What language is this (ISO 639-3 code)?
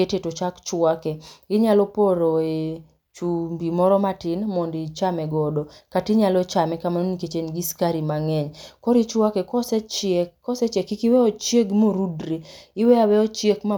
luo